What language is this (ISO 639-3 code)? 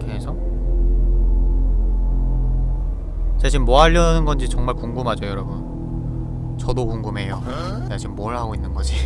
kor